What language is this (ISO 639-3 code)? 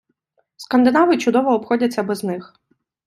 ukr